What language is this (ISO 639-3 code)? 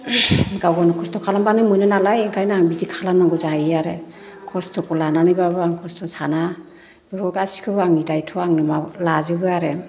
brx